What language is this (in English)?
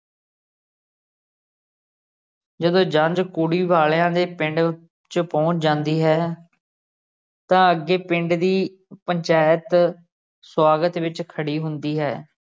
Punjabi